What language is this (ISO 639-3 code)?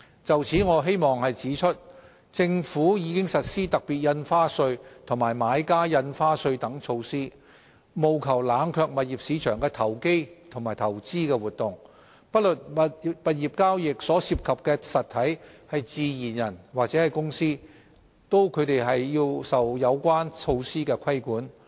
yue